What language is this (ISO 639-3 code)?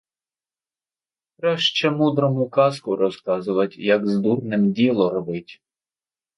ukr